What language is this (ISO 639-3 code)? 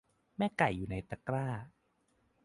tha